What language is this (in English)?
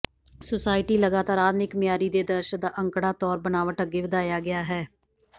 Punjabi